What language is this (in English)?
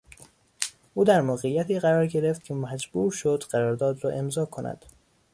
Persian